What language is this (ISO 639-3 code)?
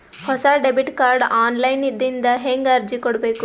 kan